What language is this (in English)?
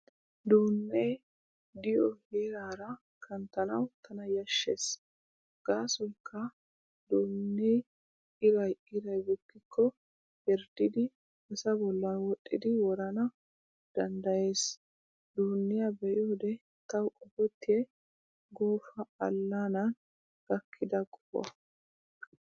Wolaytta